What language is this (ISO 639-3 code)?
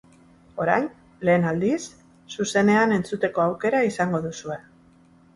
eus